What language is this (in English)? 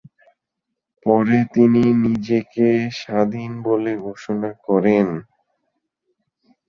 Bangla